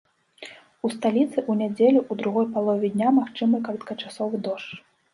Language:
Belarusian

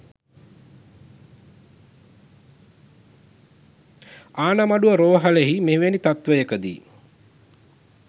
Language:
Sinhala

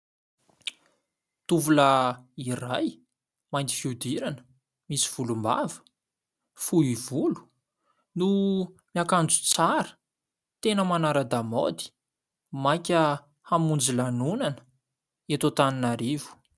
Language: Malagasy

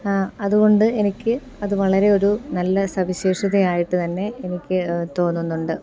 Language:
Malayalam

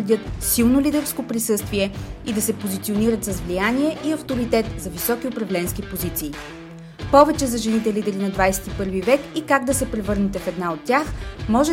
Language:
Bulgarian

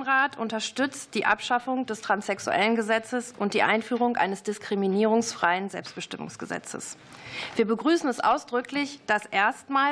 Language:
German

